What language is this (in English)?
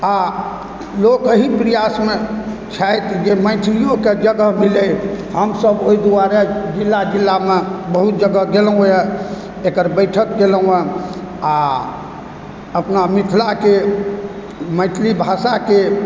Maithili